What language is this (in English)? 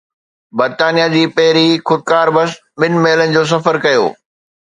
Sindhi